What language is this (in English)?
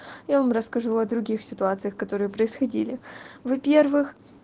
Russian